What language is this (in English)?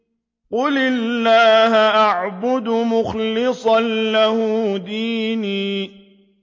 Arabic